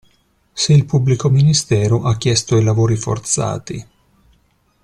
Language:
Italian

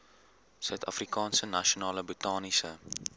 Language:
Afrikaans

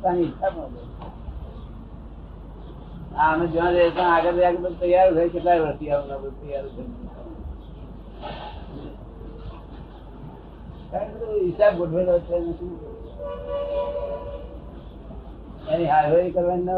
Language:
Gujarati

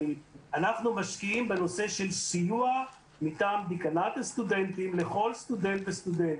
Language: Hebrew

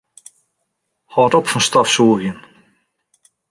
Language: Western Frisian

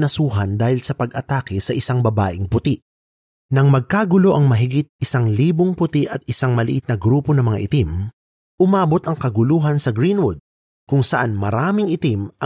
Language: Filipino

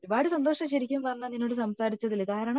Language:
Malayalam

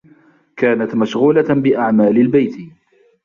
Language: Arabic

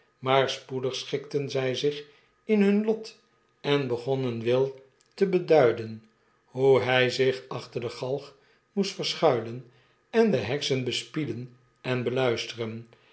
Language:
Dutch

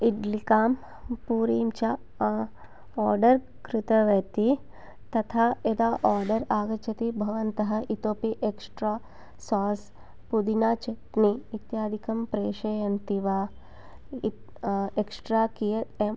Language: Sanskrit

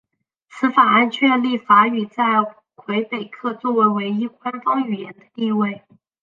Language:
Chinese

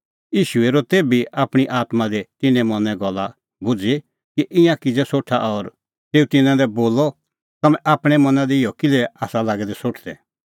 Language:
Kullu Pahari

